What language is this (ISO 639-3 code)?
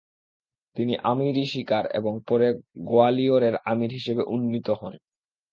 ben